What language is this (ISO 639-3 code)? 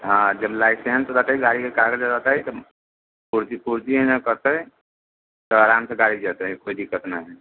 mai